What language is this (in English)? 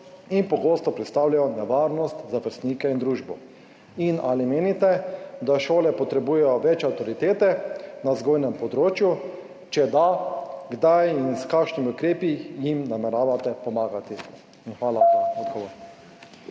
Slovenian